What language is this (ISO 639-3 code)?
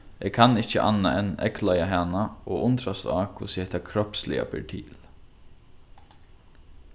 fao